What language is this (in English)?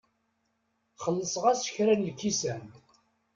Kabyle